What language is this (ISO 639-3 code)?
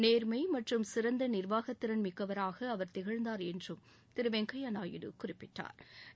tam